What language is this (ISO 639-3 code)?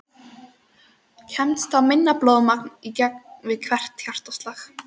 isl